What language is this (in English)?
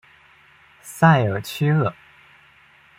Chinese